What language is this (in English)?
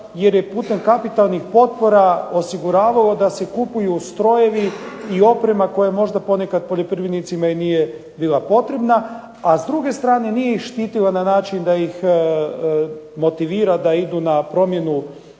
Croatian